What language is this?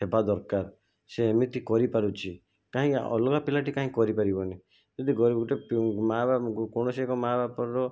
Odia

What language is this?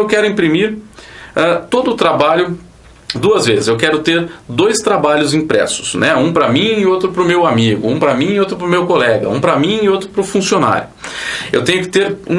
Portuguese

